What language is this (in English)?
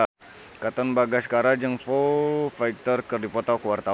Sundanese